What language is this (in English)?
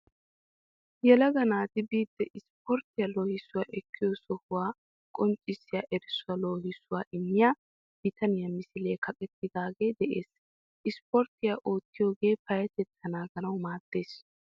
Wolaytta